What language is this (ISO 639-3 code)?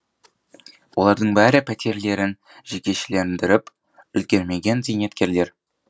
kaz